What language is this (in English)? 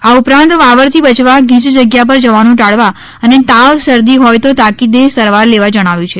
Gujarati